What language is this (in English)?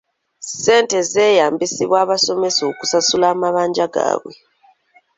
Ganda